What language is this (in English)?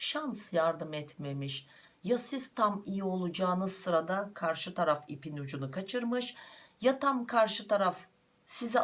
Turkish